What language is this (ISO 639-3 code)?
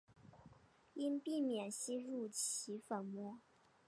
zho